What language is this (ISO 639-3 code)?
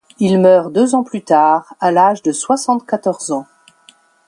fra